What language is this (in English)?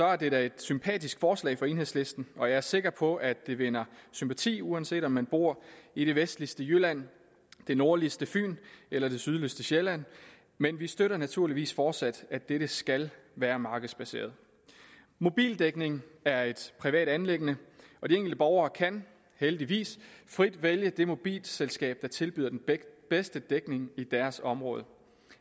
Danish